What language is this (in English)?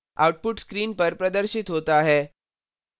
Hindi